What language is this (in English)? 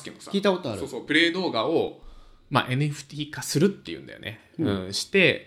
Japanese